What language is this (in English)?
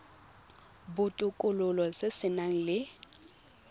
Tswana